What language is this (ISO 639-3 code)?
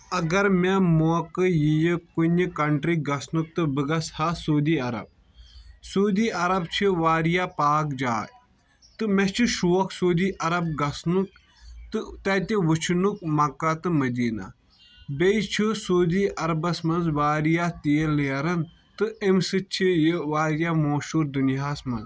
kas